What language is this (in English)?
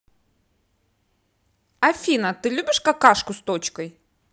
Russian